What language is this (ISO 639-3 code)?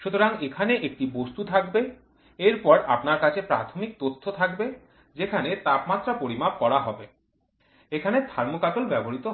ben